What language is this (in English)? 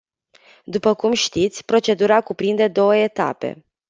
Romanian